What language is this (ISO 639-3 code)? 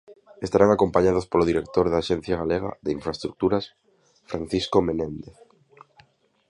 glg